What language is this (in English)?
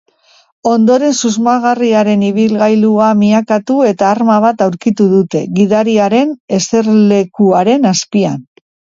Basque